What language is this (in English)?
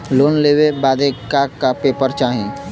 Bhojpuri